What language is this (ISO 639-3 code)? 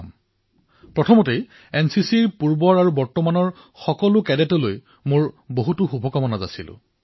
asm